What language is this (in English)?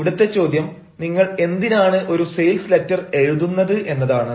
Malayalam